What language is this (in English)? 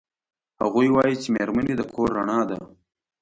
Pashto